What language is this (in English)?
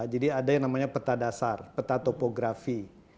Indonesian